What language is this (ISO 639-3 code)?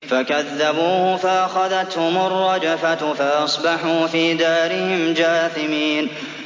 ara